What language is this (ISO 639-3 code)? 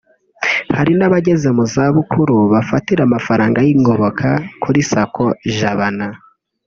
kin